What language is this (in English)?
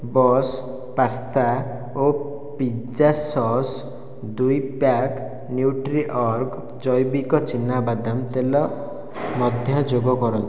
Odia